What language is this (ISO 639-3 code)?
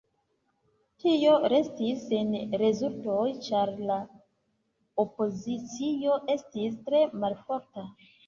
epo